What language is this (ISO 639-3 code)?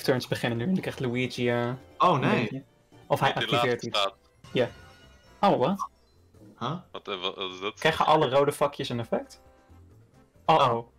nld